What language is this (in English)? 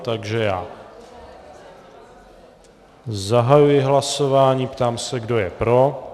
Czech